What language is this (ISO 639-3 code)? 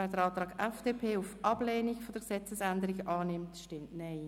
gsw